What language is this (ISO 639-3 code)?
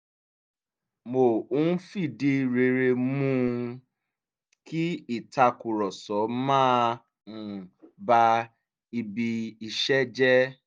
yor